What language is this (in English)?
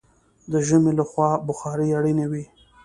Pashto